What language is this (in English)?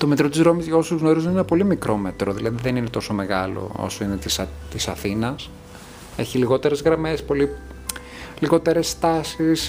Greek